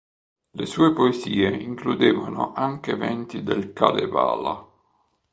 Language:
Italian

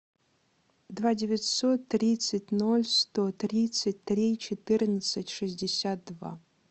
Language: Russian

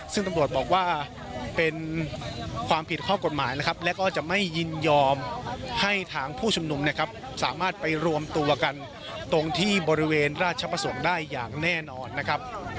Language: Thai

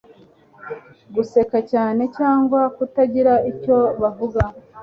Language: Kinyarwanda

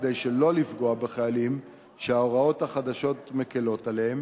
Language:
Hebrew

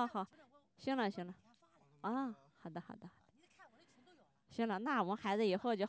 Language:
Chinese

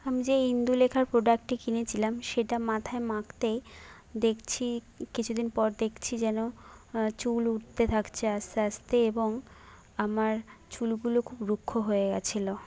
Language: Bangla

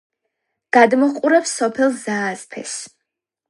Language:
Georgian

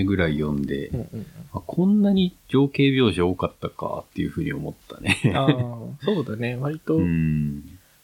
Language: Japanese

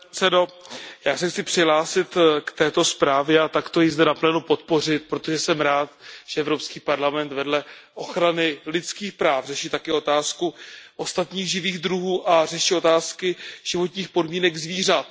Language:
Czech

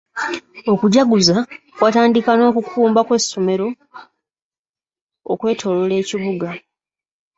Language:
Ganda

